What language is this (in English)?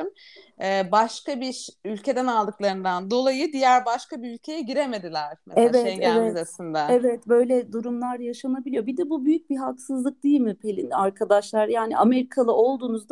Turkish